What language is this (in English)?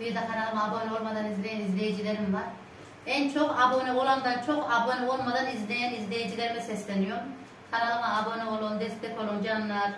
Turkish